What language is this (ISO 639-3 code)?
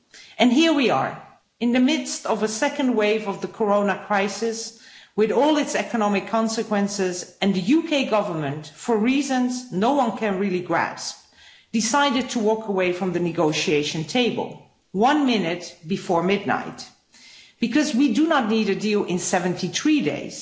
eng